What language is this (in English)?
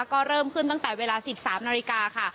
Thai